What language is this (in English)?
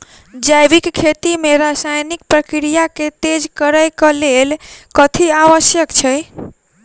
Maithili